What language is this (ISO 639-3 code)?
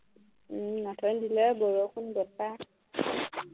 asm